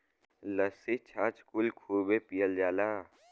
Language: Bhojpuri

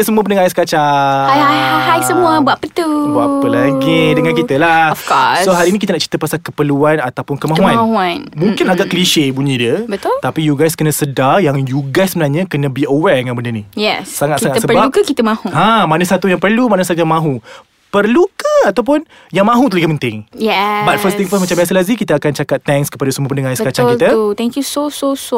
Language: Malay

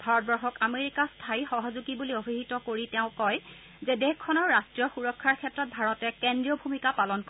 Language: Assamese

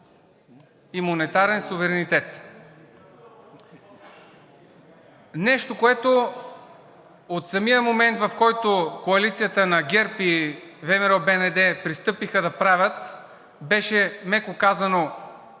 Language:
Bulgarian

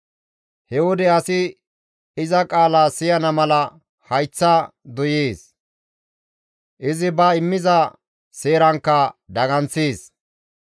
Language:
Gamo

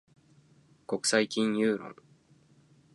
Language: Japanese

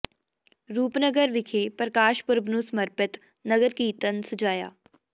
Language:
Punjabi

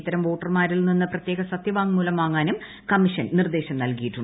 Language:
Malayalam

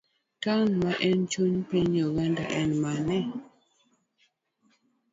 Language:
Luo (Kenya and Tanzania)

